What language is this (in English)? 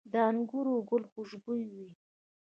Pashto